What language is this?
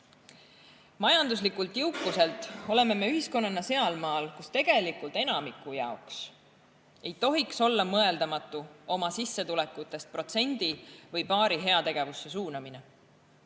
Estonian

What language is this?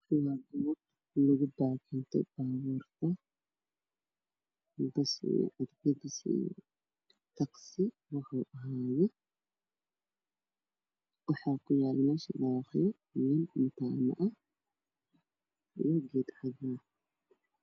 Somali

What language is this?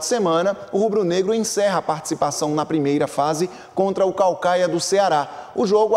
Portuguese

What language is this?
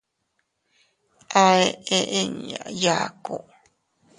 Teutila Cuicatec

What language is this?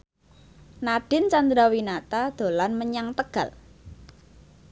Javanese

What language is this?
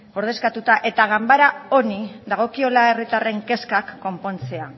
Basque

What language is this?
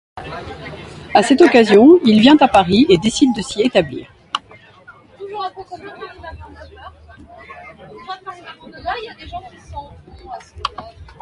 French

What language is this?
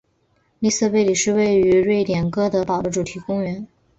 Chinese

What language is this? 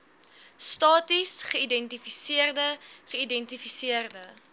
Afrikaans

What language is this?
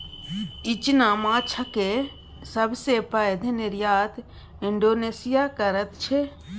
Maithili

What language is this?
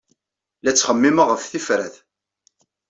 Kabyle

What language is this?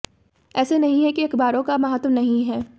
Hindi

